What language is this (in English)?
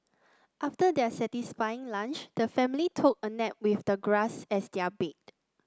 English